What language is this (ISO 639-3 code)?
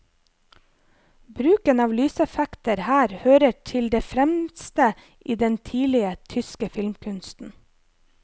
nor